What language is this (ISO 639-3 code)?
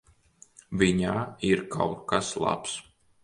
lav